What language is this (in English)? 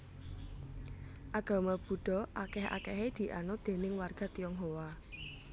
Javanese